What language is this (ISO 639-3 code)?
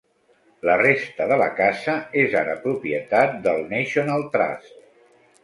cat